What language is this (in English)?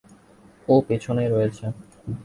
Bangla